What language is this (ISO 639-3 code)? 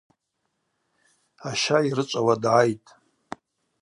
abq